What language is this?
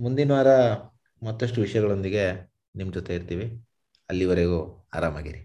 Kannada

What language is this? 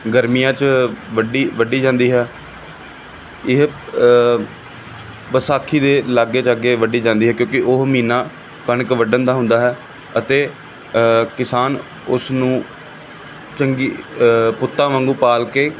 Punjabi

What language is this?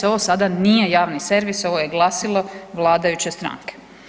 Croatian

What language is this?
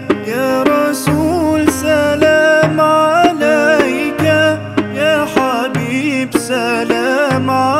Arabic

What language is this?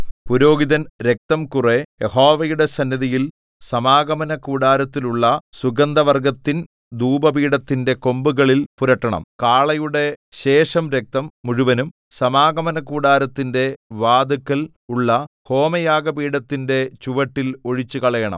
Malayalam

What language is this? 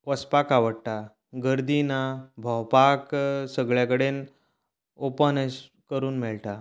Konkani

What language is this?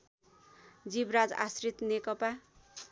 Nepali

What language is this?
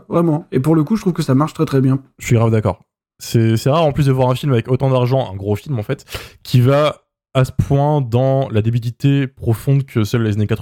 French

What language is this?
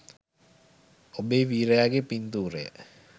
Sinhala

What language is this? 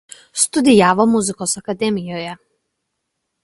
Lithuanian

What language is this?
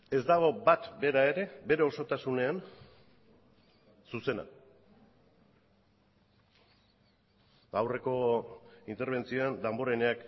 Basque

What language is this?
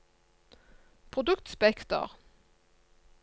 Norwegian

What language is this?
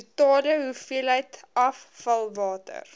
Afrikaans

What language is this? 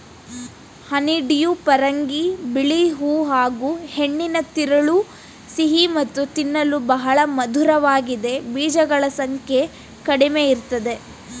Kannada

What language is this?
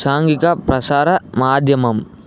Telugu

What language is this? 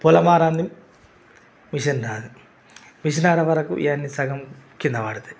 Telugu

